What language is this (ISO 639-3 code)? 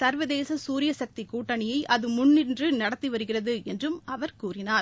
tam